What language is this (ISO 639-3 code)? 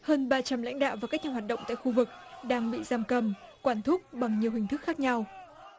vie